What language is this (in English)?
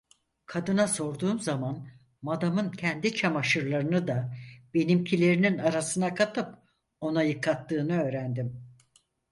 Turkish